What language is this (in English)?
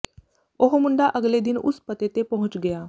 Punjabi